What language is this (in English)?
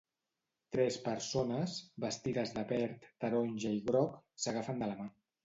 Catalan